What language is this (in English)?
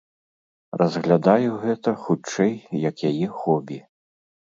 Belarusian